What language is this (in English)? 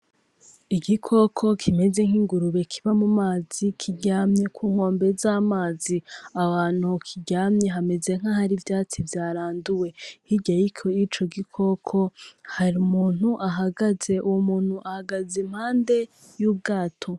Rundi